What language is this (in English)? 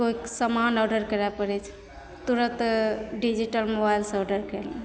Maithili